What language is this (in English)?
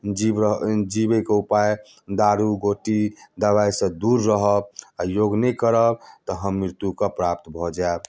Maithili